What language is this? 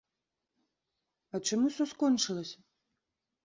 Belarusian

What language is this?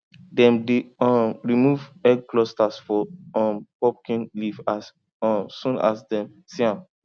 Nigerian Pidgin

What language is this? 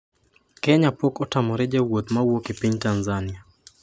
Luo (Kenya and Tanzania)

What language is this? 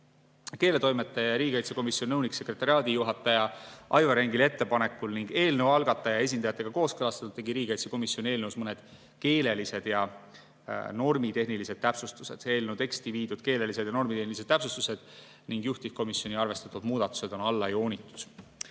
Estonian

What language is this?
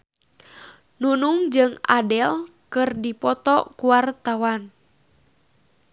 Sundanese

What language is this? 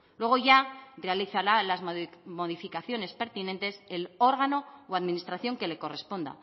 Spanish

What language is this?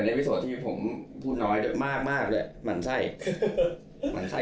Thai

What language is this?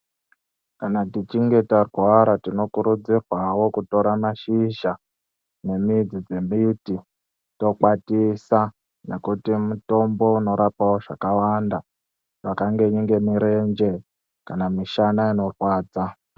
Ndau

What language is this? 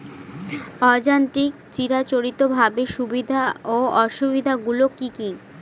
Bangla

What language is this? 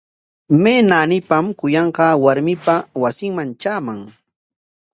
Corongo Ancash Quechua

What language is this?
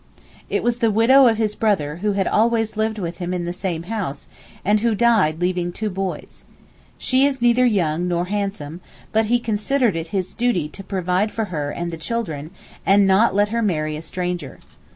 English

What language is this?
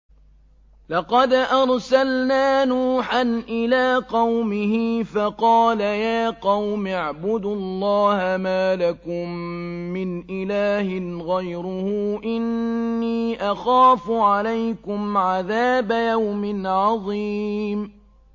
Arabic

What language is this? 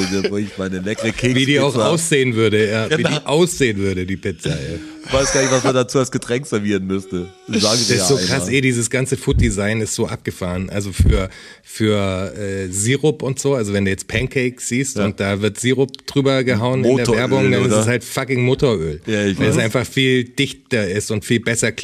German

